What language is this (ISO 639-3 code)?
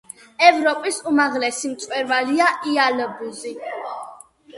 kat